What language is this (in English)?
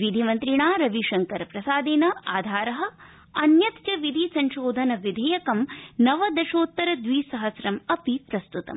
Sanskrit